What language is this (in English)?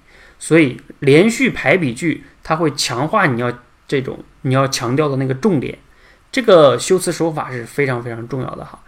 Chinese